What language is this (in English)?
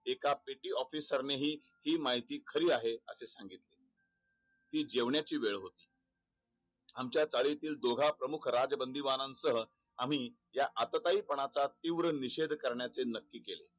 Marathi